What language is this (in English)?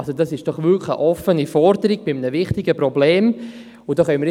Swiss German